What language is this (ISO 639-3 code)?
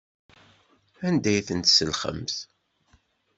kab